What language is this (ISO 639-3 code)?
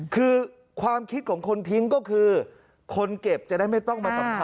tha